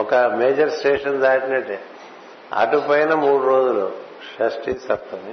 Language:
Telugu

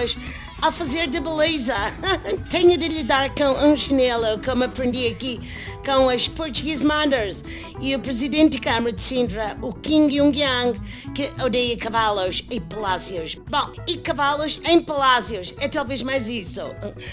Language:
Portuguese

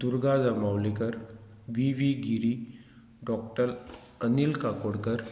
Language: Konkani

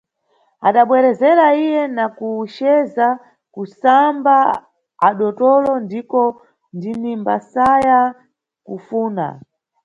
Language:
Nyungwe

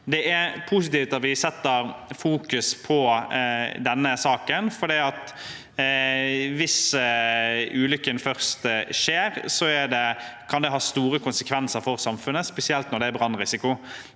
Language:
Norwegian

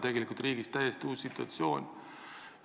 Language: Estonian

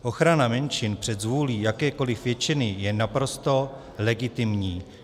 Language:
Czech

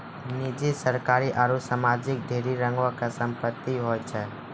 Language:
Maithili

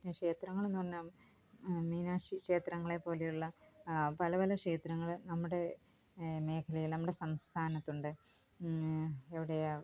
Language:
Malayalam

